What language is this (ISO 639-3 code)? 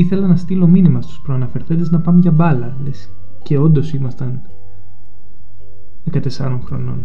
ell